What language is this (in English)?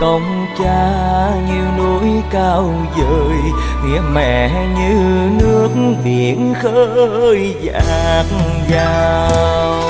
Vietnamese